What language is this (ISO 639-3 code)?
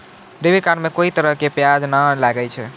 mai